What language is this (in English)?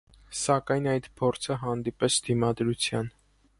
Armenian